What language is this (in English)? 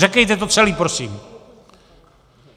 Czech